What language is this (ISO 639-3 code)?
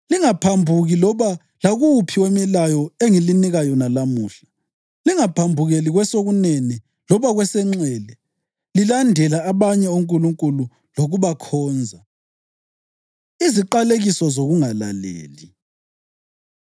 nde